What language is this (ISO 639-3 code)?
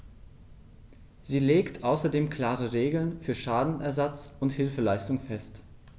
deu